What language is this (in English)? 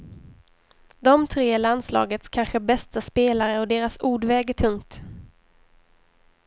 Swedish